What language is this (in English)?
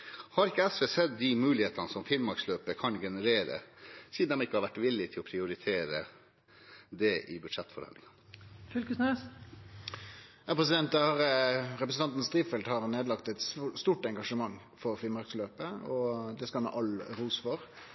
Norwegian